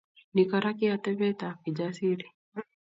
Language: Kalenjin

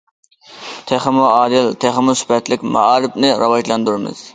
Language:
Uyghur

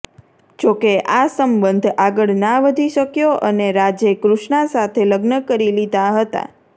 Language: Gujarati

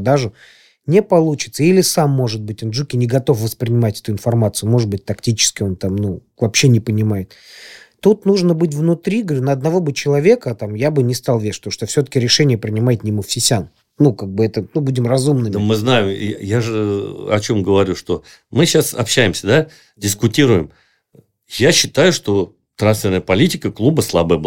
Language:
Russian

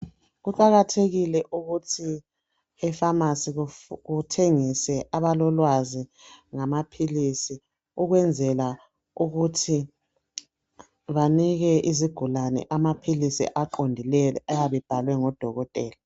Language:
North Ndebele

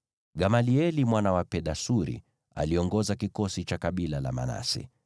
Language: Swahili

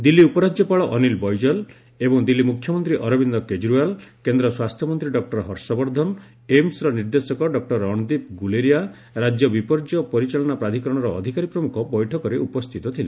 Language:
Odia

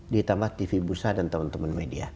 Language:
Indonesian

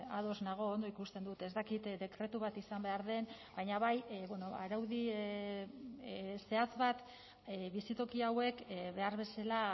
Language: Basque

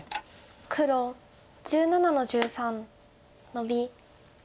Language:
Japanese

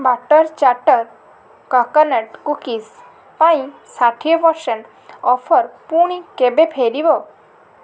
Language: Odia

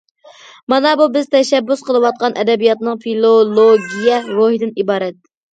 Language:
Uyghur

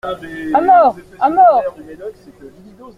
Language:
French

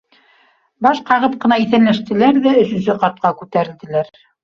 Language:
Bashkir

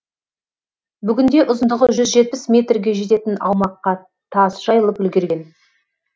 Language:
Kazakh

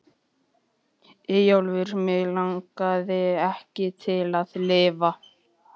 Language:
Icelandic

